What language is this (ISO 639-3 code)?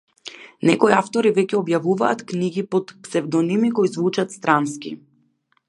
mkd